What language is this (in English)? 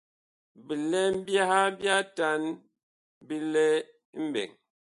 Bakoko